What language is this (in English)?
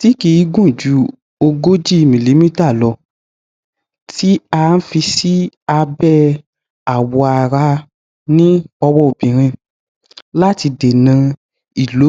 Yoruba